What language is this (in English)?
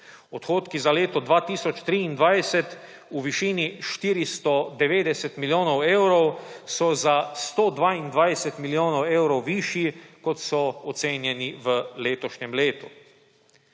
Slovenian